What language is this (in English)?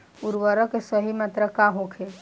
Bhojpuri